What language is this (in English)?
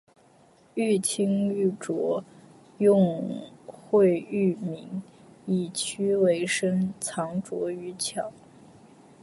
Chinese